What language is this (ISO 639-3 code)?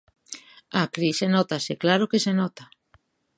glg